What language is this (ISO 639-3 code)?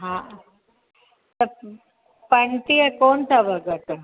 snd